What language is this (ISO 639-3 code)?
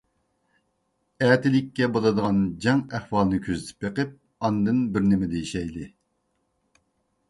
uig